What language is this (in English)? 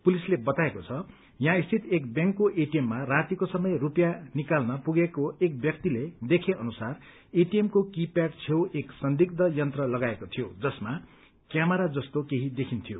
Nepali